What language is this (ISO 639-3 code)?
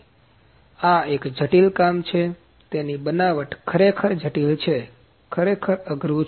guj